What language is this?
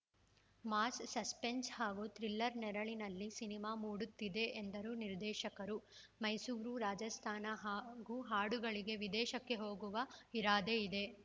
Kannada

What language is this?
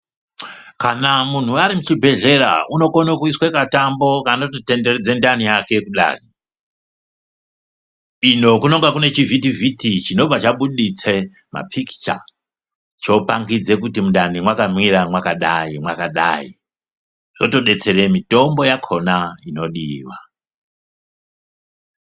Ndau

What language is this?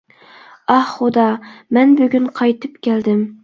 Uyghur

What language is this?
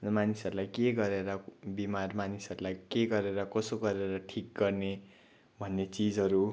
Nepali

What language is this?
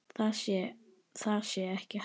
Icelandic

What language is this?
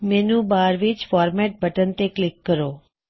Punjabi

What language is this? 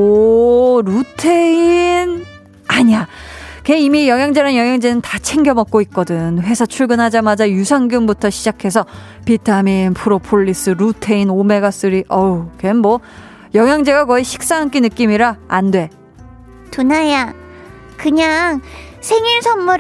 Korean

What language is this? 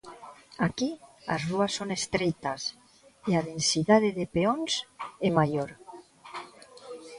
Galician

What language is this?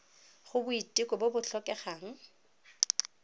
Tswana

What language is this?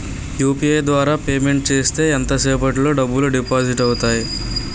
Telugu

